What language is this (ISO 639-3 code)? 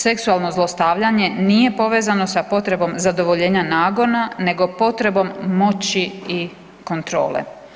hrv